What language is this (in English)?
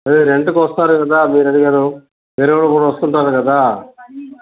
Telugu